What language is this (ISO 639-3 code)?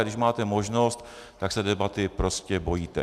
ces